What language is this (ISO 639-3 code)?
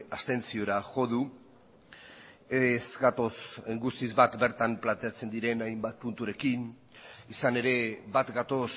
eus